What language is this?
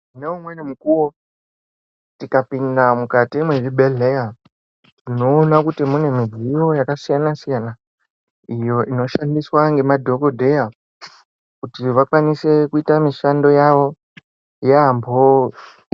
Ndau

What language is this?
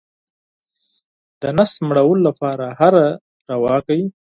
Pashto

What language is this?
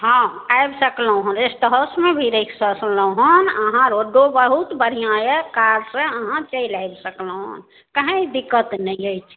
Maithili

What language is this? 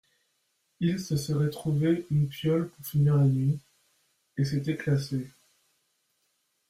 French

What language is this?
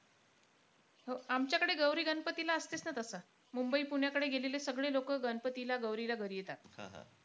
Marathi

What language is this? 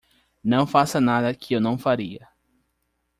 Portuguese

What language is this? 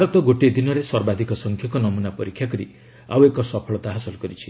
Odia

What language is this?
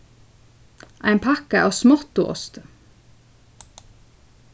Faroese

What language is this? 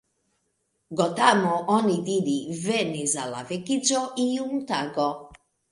Esperanto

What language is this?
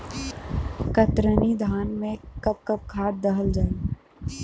Bhojpuri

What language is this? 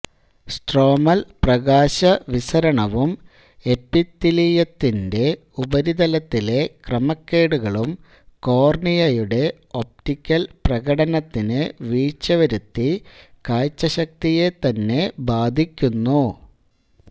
Malayalam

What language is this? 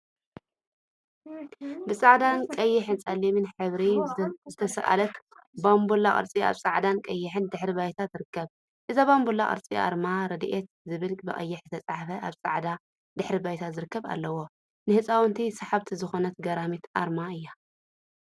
Tigrinya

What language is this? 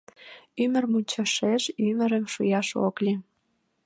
Mari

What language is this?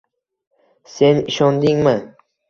Uzbek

